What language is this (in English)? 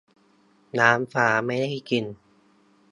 Thai